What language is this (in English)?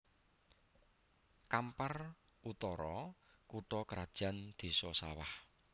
Javanese